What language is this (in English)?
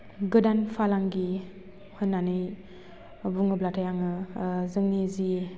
Bodo